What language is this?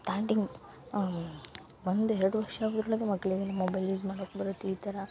Kannada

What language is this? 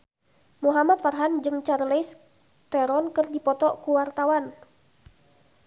Sundanese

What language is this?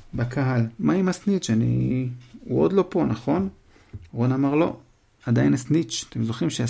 Hebrew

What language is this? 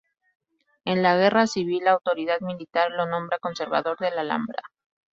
Spanish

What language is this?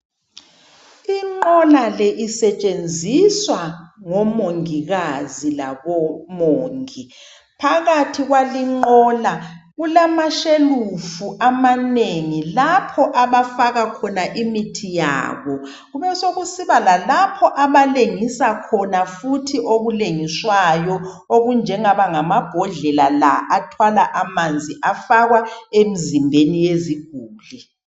North Ndebele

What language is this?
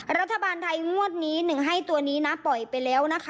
Thai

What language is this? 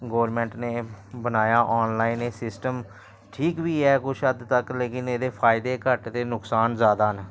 Dogri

